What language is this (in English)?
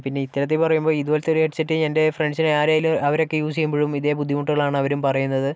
Malayalam